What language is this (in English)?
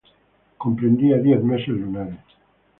Spanish